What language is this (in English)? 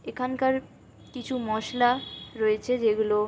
Bangla